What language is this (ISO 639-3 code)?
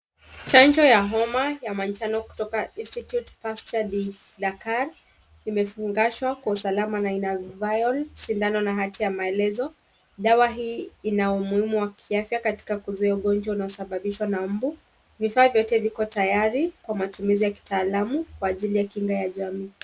swa